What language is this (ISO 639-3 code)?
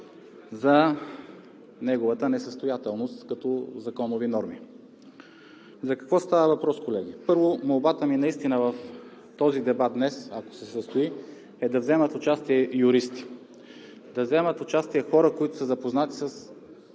bul